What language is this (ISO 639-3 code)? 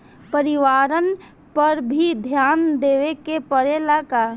bho